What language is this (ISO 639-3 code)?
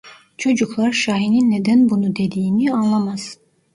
tur